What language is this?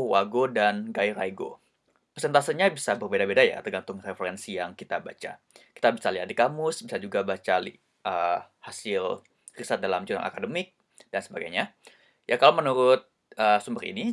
Indonesian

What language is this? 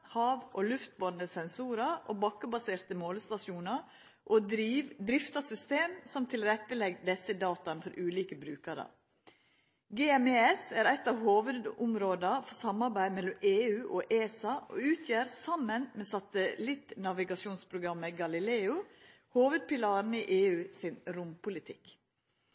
Norwegian Nynorsk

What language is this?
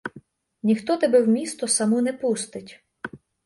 Ukrainian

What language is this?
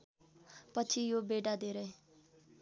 Nepali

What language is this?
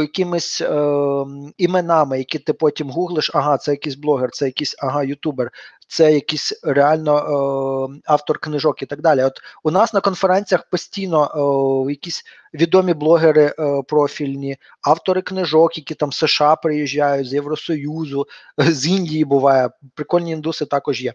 Ukrainian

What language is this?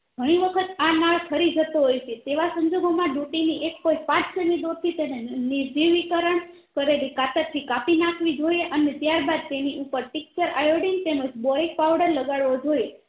Gujarati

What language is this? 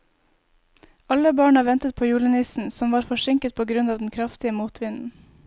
Norwegian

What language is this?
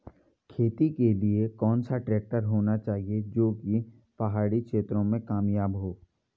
Hindi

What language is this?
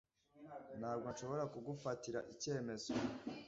Kinyarwanda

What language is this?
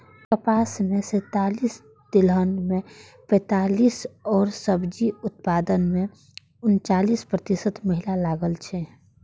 Maithili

